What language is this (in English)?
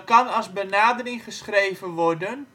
Dutch